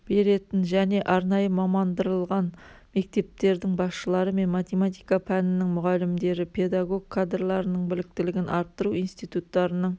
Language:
Kazakh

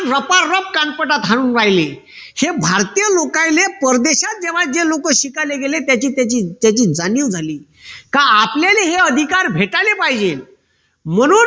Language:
Marathi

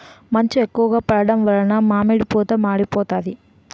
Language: Telugu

